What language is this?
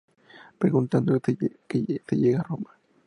Spanish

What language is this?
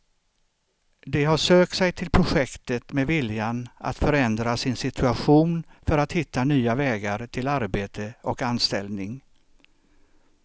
Swedish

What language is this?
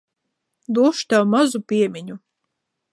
Latvian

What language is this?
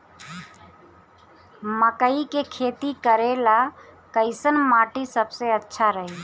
Bhojpuri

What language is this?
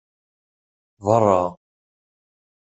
Kabyle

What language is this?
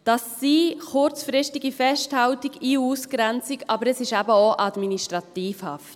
Swiss German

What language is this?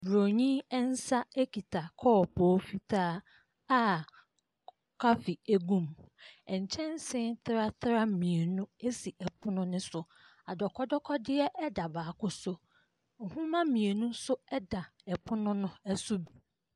Akan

